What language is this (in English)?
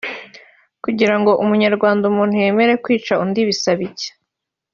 Kinyarwanda